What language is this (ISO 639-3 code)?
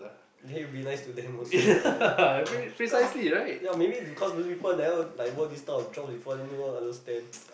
eng